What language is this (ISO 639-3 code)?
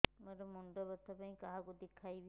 ori